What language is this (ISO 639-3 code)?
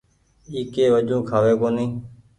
gig